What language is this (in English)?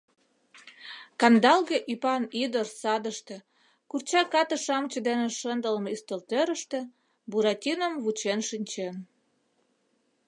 Mari